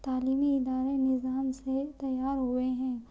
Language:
Urdu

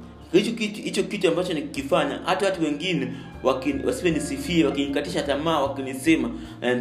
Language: Swahili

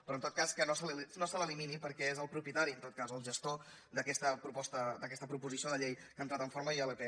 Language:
Catalan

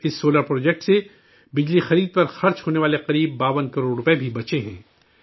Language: Urdu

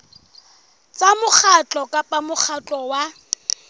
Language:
Southern Sotho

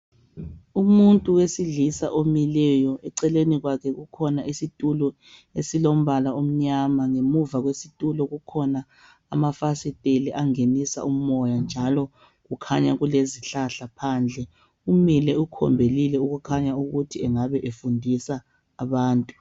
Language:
North Ndebele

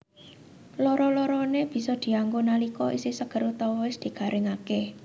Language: Javanese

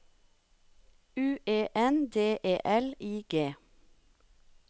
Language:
Norwegian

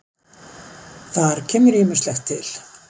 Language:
Icelandic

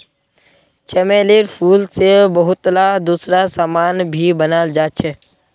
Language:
Magahi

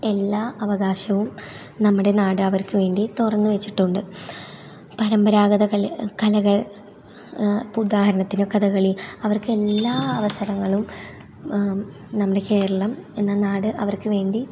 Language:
Malayalam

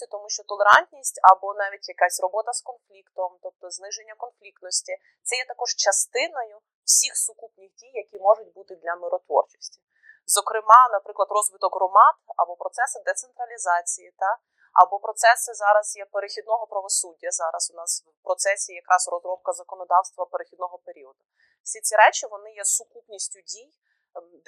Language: Ukrainian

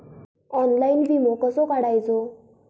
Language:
Marathi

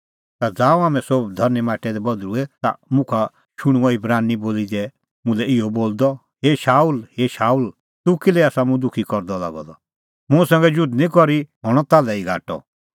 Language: Kullu Pahari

